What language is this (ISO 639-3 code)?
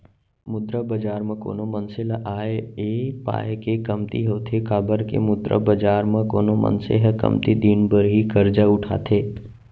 hne